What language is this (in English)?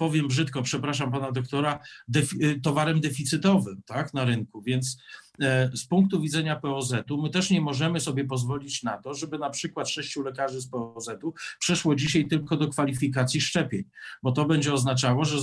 Polish